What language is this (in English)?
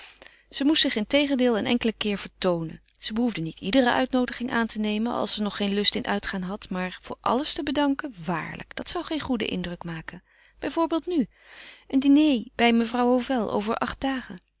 Dutch